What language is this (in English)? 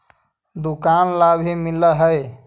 Magahi